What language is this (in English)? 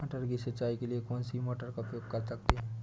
Hindi